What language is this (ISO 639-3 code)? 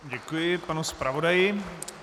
ces